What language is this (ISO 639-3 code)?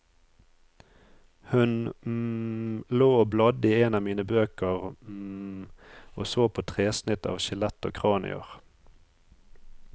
nor